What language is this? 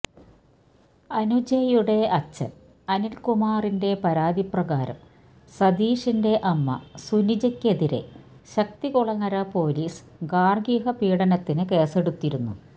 Malayalam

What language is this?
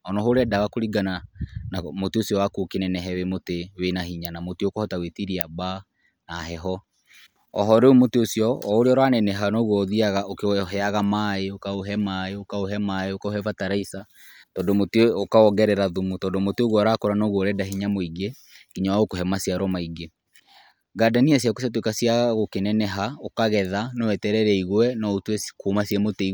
Kikuyu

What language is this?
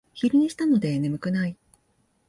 Japanese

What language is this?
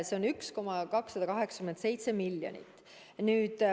Estonian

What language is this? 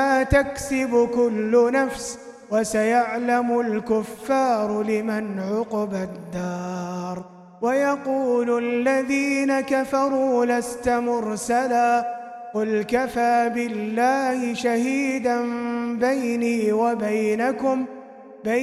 Arabic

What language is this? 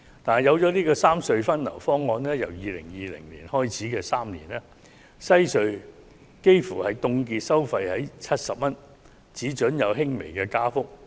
Cantonese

